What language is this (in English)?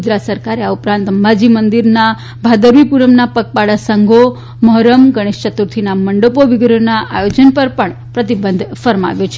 Gujarati